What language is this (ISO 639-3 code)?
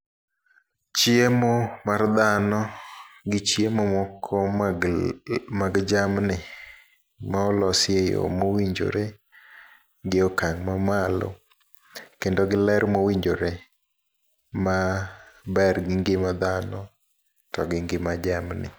luo